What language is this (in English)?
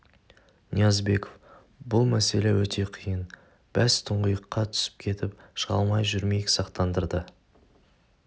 Kazakh